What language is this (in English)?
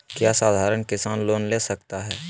Magahi